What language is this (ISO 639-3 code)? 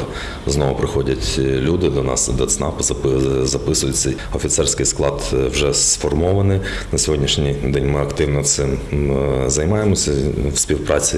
ukr